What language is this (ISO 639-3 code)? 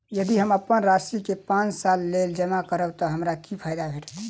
mai